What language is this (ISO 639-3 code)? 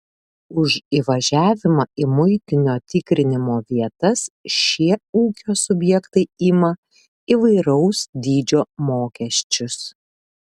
lit